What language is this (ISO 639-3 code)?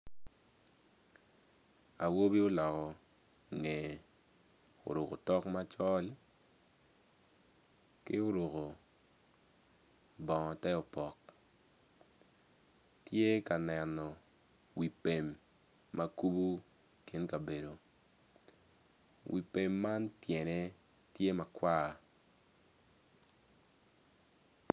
ach